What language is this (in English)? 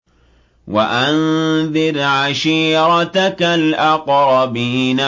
Arabic